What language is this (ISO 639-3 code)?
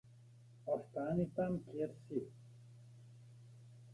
slv